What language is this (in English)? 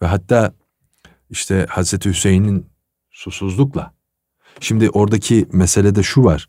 Turkish